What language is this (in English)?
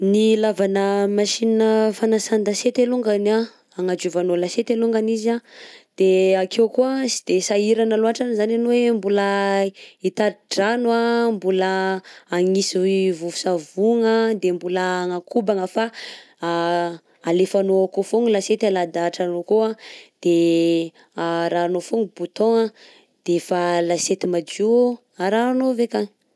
Southern Betsimisaraka Malagasy